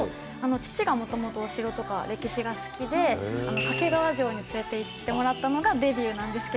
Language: Japanese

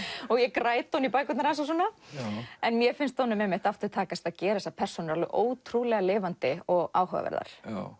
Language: Icelandic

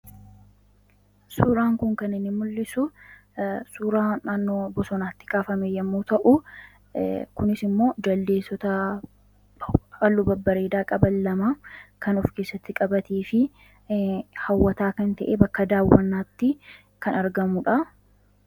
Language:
Oromo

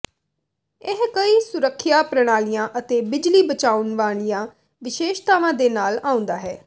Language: Punjabi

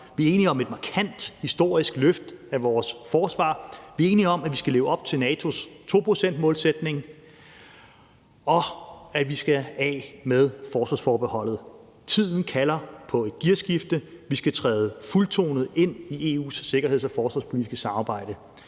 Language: Danish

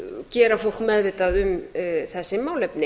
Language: Icelandic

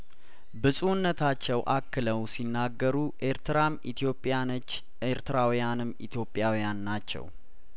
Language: Amharic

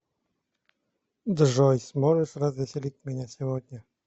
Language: Russian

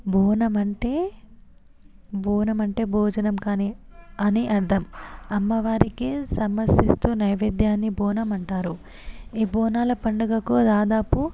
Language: Telugu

